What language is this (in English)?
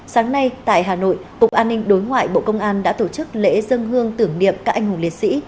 Vietnamese